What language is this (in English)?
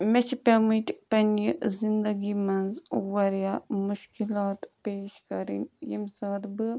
Kashmiri